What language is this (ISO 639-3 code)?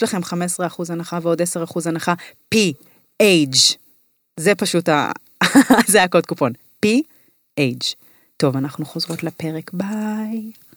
heb